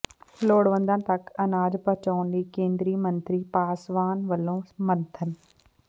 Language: Punjabi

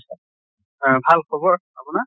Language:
Assamese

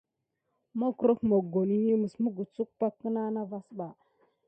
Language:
Gidar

